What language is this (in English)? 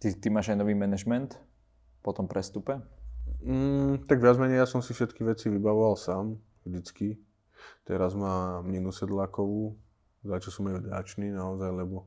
Slovak